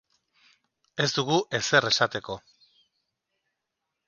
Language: Basque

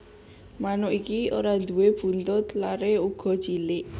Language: Javanese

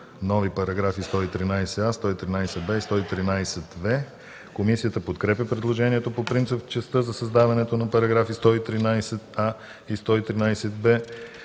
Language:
Bulgarian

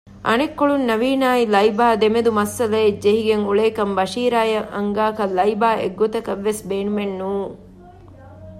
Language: Divehi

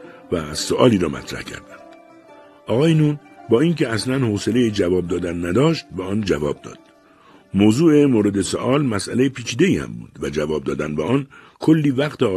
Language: Persian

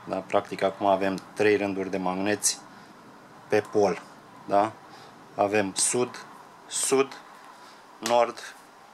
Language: Romanian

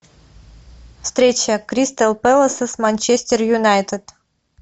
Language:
Russian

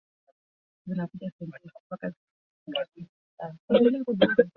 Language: Swahili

